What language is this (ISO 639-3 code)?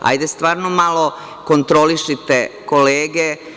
srp